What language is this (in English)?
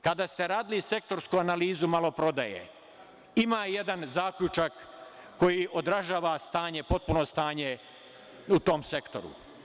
Serbian